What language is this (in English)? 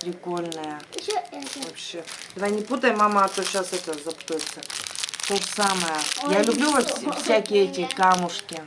Russian